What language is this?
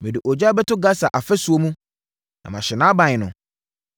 Akan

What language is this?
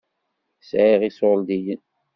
Kabyle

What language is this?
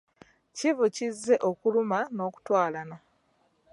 Ganda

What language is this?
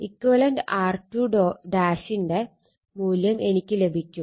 Malayalam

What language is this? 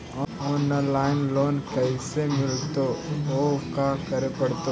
Magahi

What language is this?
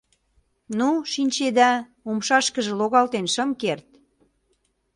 Mari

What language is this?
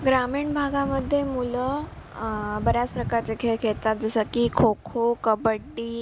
Marathi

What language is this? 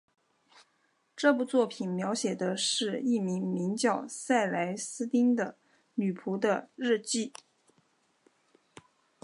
Chinese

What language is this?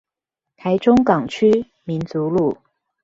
Chinese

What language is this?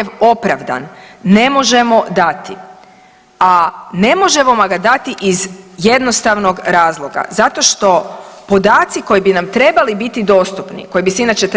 Croatian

